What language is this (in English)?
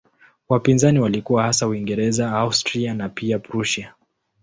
Swahili